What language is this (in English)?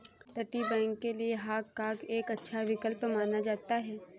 Hindi